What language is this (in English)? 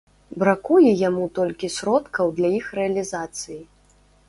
Belarusian